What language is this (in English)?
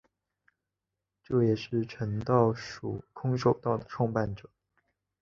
Chinese